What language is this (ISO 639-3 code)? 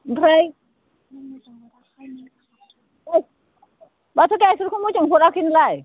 brx